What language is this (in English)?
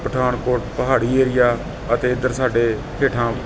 Punjabi